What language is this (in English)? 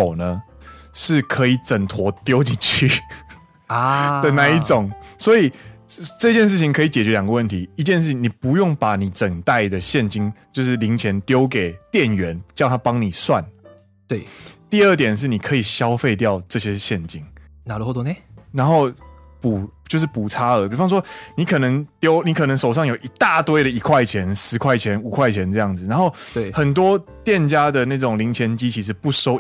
Chinese